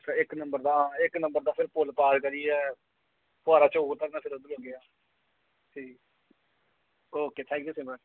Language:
Dogri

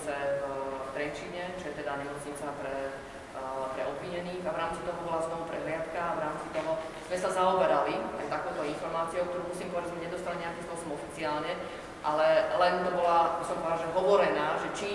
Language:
Slovak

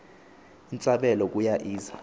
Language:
Xhosa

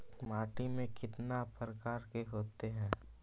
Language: Magahi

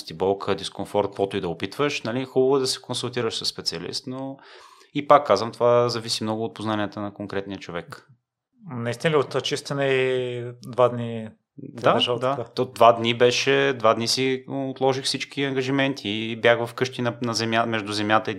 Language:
Bulgarian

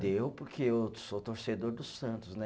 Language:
Portuguese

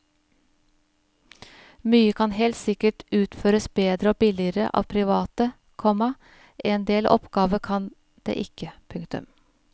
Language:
Norwegian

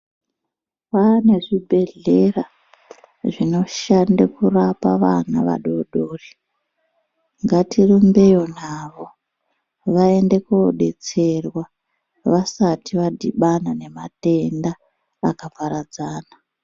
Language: Ndau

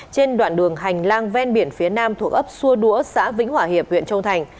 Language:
Vietnamese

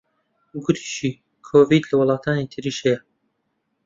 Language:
Central Kurdish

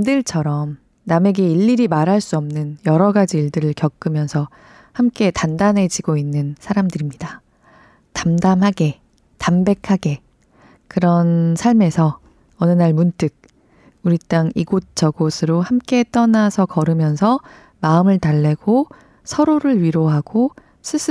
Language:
Korean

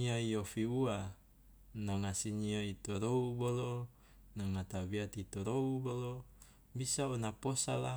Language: Loloda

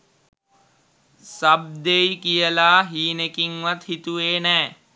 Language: Sinhala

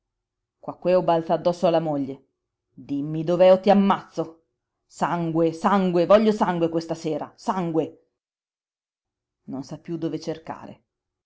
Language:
Italian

